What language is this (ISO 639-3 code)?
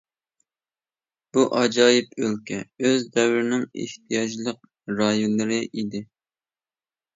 uig